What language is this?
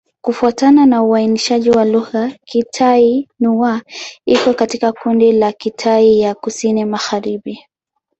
Swahili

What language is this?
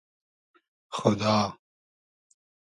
Hazaragi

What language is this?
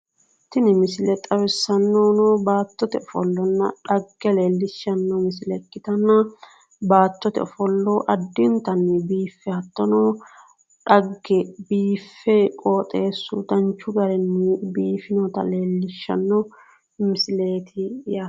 Sidamo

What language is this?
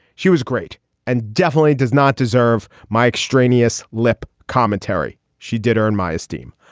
English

